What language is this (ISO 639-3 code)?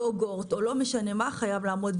heb